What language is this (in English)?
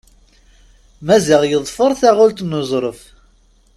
Kabyle